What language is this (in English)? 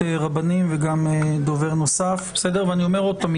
Hebrew